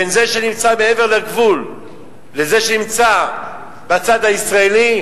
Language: Hebrew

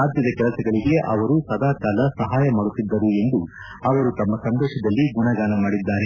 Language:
Kannada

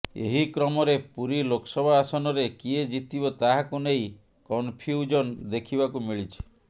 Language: Odia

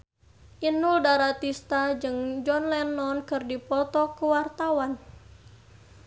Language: Sundanese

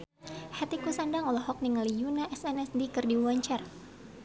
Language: Sundanese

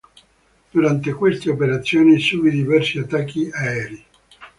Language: Italian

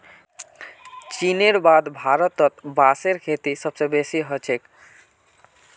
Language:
Magahi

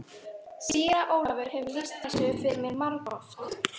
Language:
Icelandic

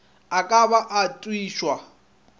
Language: Northern Sotho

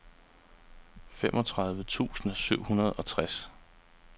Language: Danish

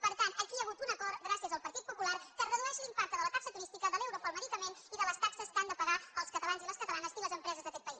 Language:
Catalan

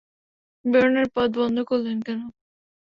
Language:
Bangla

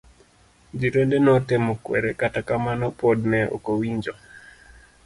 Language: Luo (Kenya and Tanzania)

